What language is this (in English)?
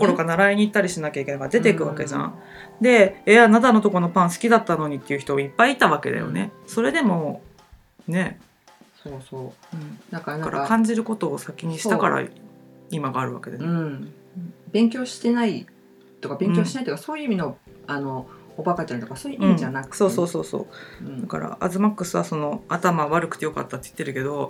Japanese